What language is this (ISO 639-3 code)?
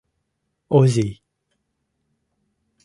chm